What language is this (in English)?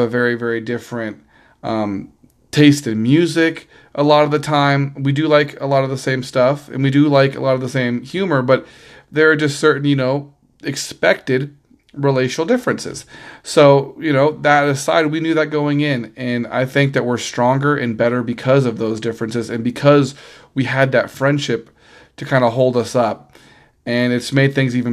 English